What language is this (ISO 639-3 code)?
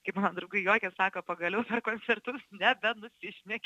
lit